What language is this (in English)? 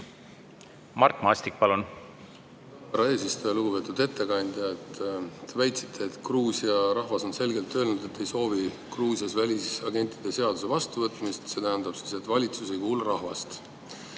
Estonian